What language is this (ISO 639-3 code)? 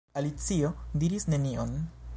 epo